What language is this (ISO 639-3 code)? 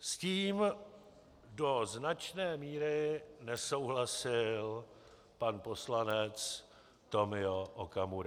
ces